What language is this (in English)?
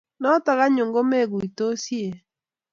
Kalenjin